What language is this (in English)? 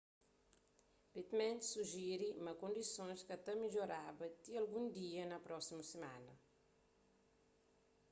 Kabuverdianu